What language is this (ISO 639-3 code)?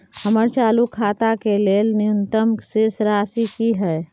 mai